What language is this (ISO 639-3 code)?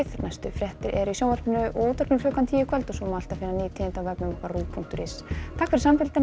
isl